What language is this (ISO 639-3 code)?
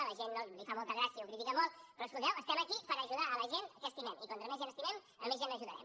cat